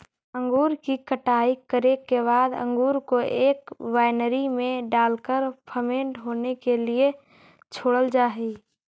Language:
Magahi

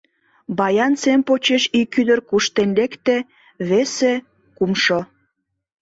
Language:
Mari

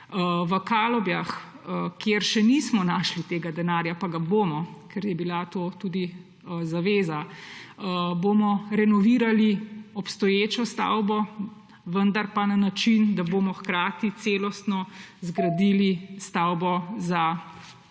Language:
Slovenian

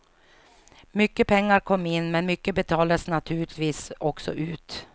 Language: Swedish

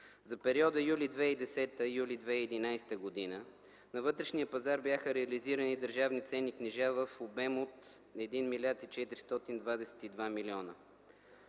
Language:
Bulgarian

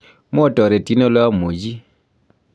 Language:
Kalenjin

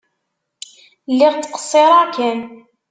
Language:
Kabyle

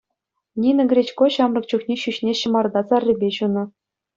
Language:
Chuvash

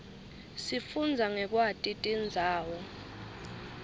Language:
Swati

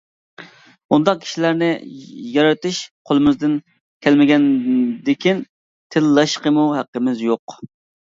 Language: Uyghur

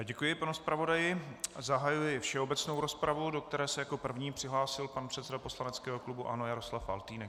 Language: Czech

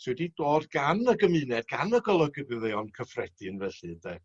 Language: Welsh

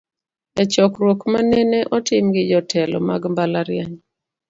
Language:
Luo (Kenya and Tanzania)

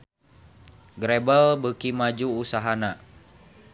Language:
Sundanese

